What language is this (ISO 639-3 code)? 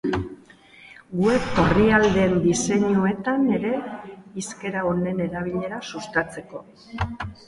eus